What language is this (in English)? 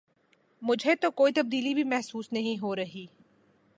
Urdu